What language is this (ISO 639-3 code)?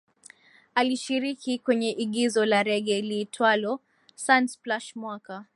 swa